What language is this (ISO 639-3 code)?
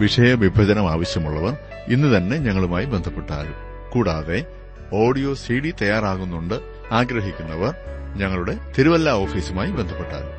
mal